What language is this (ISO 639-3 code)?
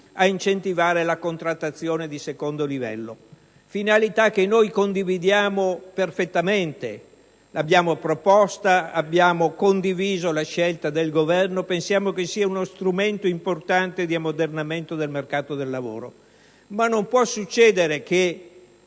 ita